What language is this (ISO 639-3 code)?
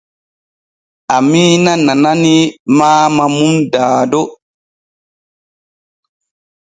fue